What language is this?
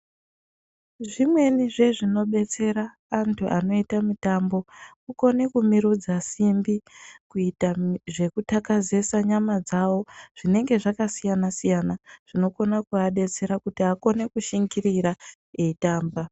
Ndau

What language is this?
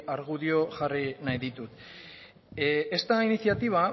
Basque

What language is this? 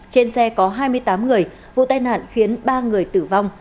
Vietnamese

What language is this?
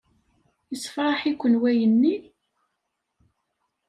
Kabyle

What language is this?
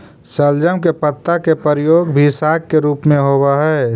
Magahi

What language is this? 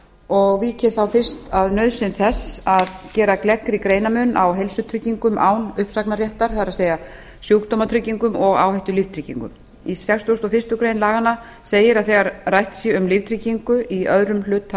Icelandic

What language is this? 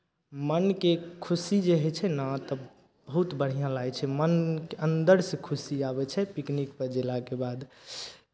Maithili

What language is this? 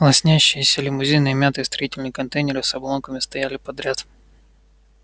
Russian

